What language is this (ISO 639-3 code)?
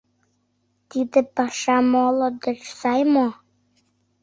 chm